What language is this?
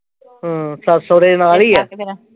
Punjabi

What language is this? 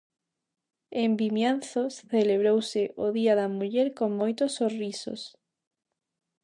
Galician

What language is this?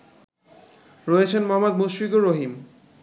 Bangla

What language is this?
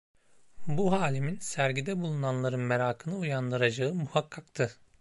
Turkish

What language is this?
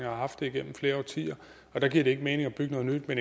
Danish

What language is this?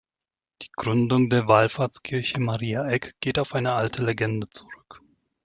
German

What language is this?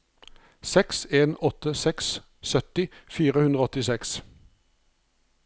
Norwegian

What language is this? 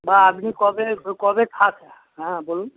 Bangla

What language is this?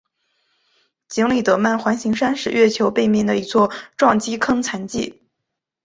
Chinese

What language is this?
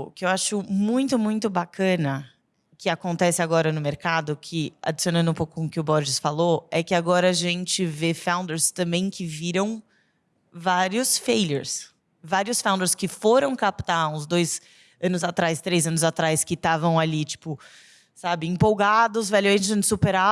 Portuguese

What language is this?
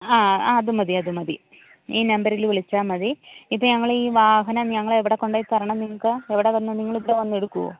Malayalam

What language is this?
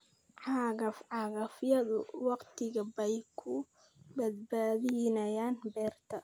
Somali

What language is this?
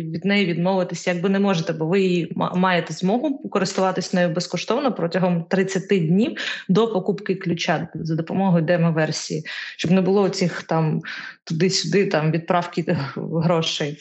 Ukrainian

